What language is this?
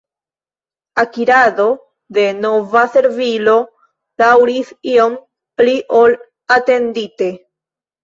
Esperanto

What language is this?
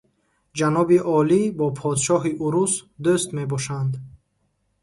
Tajik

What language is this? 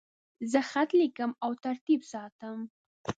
Pashto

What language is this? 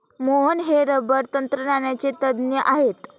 Marathi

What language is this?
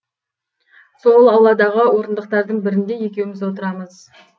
Kazakh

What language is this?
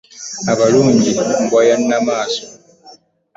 Ganda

